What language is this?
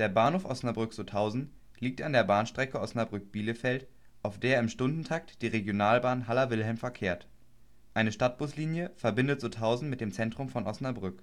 German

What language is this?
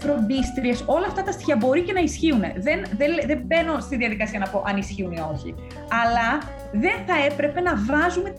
Greek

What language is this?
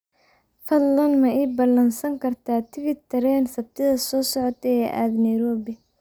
Somali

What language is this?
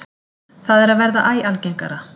Icelandic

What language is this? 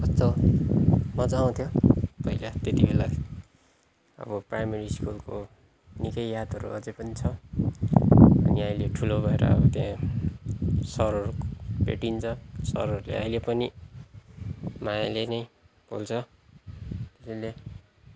Nepali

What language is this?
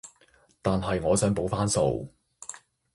Cantonese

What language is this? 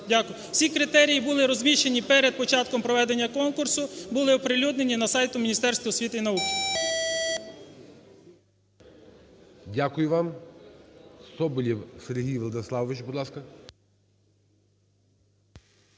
Ukrainian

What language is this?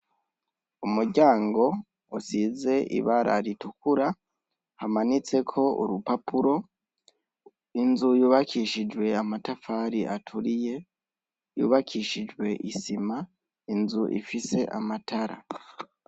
Rundi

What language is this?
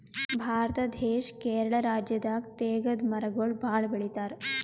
Kannada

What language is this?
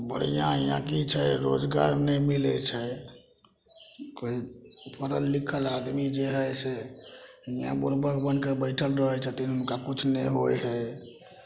Maithili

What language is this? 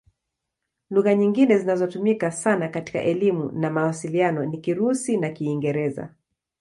Swahili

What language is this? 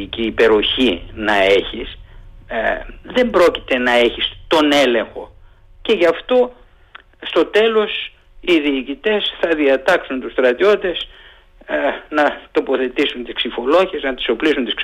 Greek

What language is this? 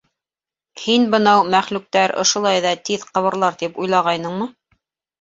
Bashkir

